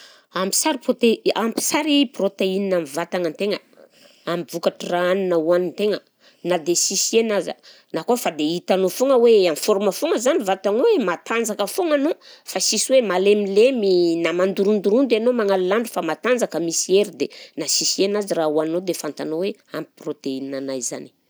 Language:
Southern Betsimisaraka Malagasy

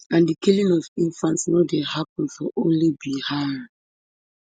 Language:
Nigerian Pidgin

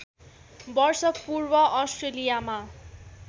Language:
Nepali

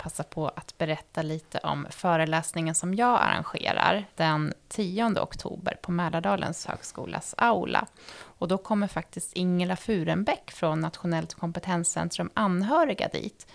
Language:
Swedish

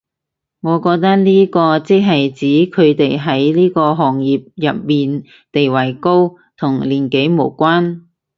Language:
Cantonese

